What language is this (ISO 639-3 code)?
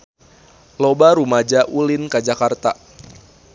sun